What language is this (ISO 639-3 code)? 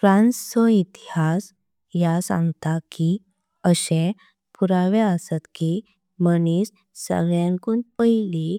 kok